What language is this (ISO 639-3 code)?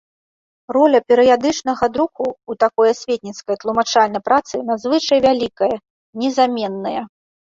bel